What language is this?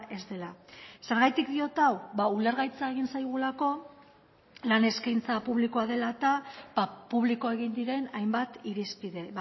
Basque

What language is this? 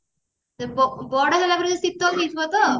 Odia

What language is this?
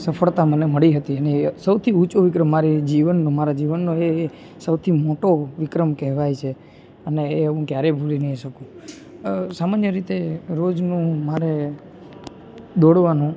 Gujarati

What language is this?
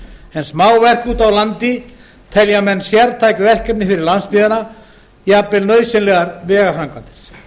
Icelandic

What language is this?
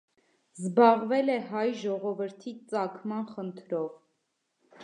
Armenian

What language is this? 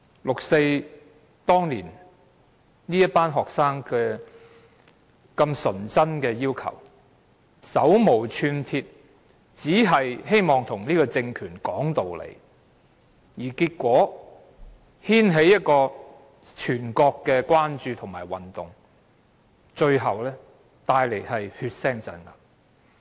Cantonese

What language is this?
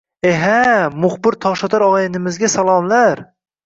Uzbek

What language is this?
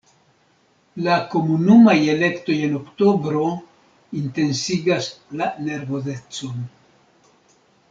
Esperanto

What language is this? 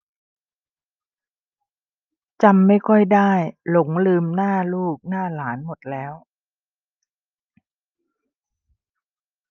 Thai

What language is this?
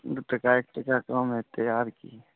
Maithili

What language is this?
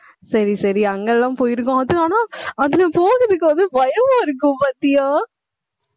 Tamil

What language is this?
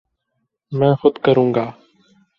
Urdu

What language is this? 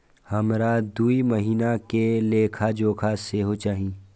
Maithili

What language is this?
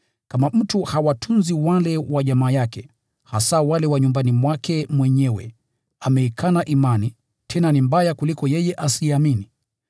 Swahili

